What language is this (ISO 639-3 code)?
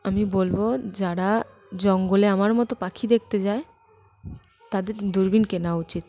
ben